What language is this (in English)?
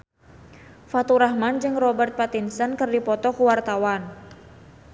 Sundanese